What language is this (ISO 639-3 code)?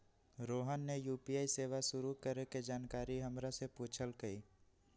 mag